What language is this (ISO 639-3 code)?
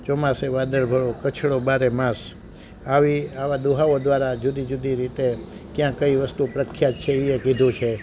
guj